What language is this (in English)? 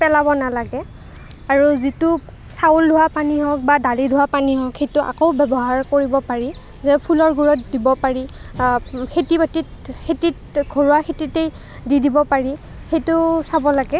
Assamese